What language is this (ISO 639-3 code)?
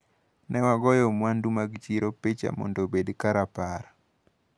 luo